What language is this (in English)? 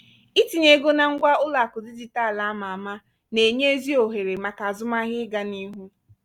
Igbo